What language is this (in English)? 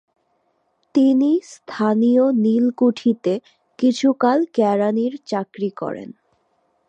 Bangla